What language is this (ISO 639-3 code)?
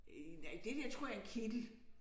dan